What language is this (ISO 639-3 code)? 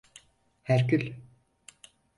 tur